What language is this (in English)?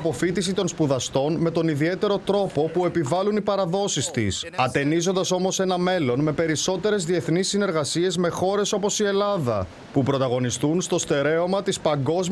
Greek